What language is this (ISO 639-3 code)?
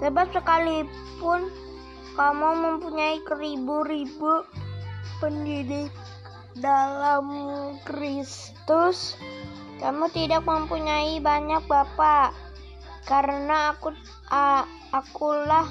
ind